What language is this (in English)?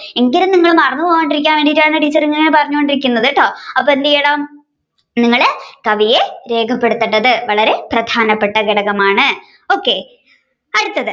Malayalam